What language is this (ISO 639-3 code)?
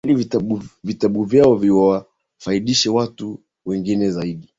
swa